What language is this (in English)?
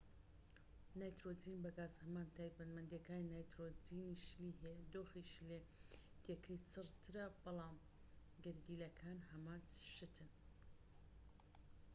Central Kurdish